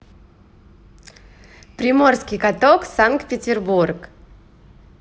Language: Russian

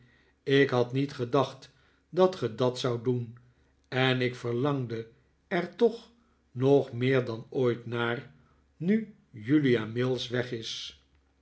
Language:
Dutch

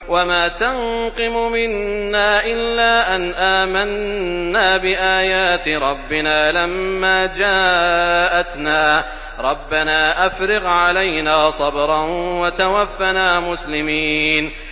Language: Arabic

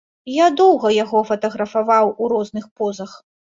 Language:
Belarusian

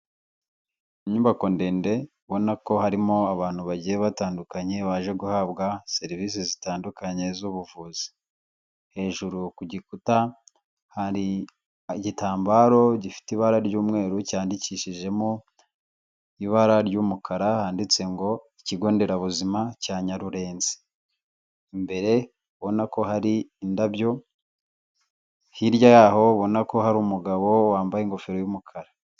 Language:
Kinyarwanda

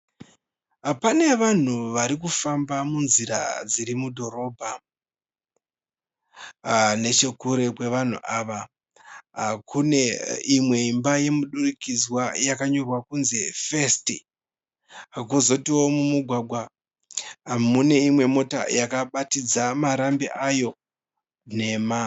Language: Shona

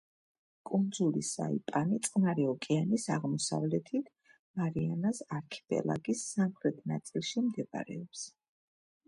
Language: Georgian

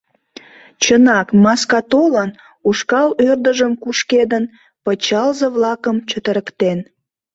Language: Mari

